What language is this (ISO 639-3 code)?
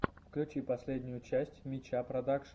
rus